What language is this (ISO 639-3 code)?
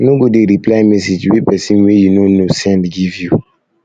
pcm